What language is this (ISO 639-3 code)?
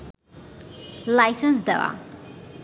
ben